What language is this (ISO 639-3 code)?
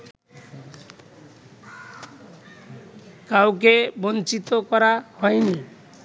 ben